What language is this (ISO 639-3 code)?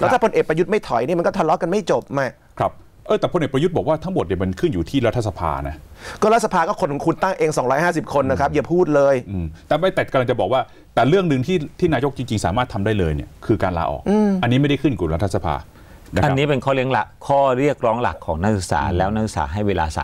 tha